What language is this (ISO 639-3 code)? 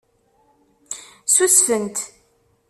kab